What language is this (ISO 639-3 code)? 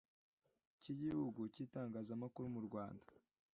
kin